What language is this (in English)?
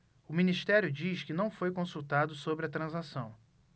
Portuguese